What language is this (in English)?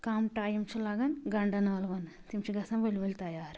Kashmiri